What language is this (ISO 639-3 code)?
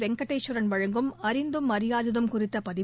tam